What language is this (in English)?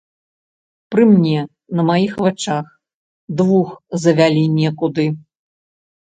Belarusian